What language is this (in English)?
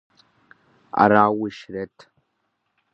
Kabardian